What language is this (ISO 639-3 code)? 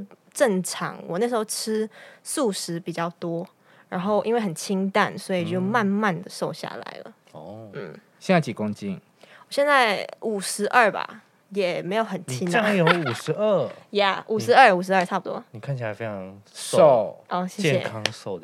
zho